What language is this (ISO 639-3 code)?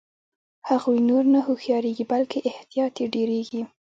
pus